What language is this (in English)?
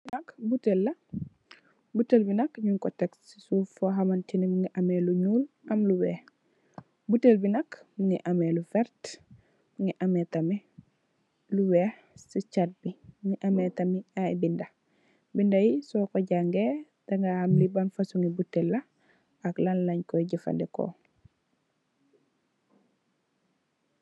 Wolof